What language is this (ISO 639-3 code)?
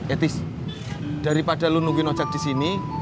ind